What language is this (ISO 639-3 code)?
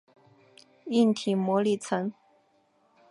zho